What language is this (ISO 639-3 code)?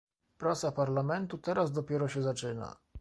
pol